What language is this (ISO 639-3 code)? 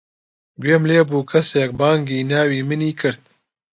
ckb